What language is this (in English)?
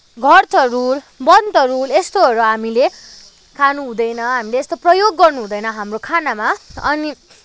Nepali